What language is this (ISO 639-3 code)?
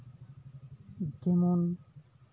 sat